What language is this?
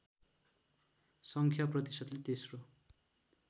Nepali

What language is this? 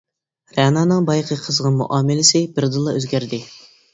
Uyghur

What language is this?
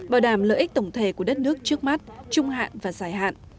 Vietnamese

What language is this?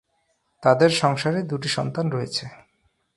Bangla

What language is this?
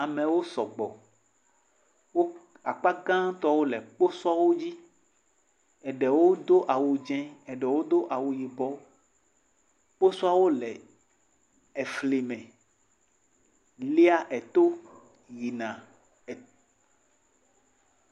Ewe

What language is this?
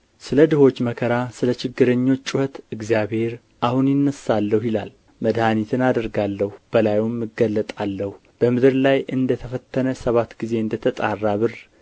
Amharic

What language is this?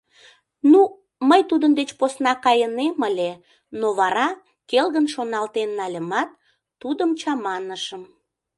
Mari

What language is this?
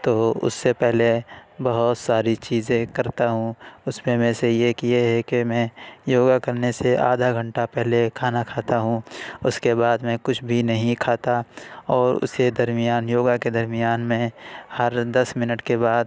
Urdu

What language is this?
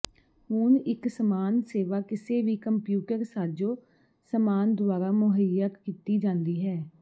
Punjabi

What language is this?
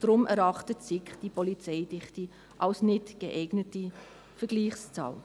Swiss German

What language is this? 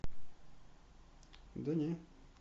Russian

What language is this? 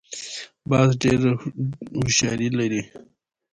Pashto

